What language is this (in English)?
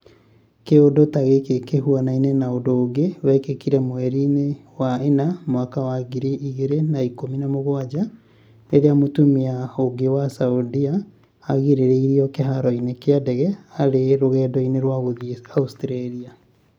Kikuyu